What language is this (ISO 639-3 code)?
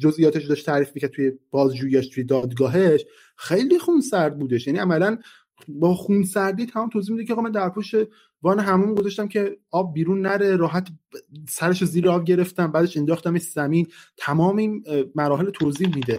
fas